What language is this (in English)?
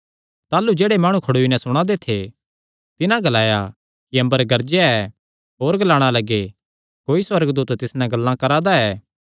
Kangri